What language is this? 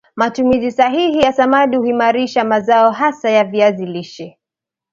Swahili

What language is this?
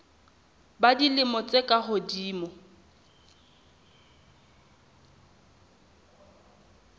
Southern Sotho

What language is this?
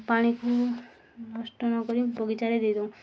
Odia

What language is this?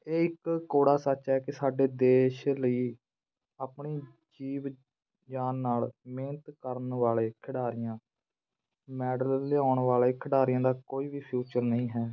Punjabi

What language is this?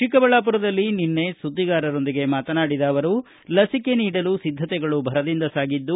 Kannada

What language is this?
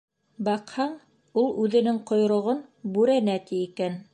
Bashkir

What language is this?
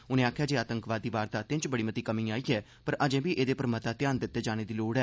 Dogri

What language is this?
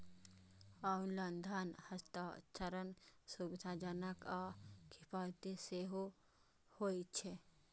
Maithili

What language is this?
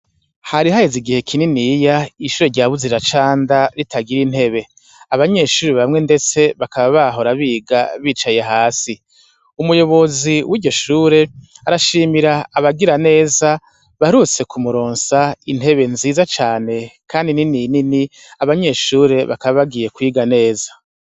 Rundi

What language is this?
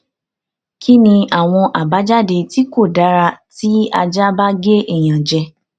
Yoruba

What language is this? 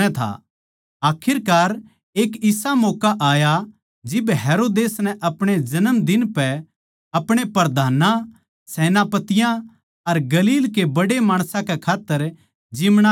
Haryanvi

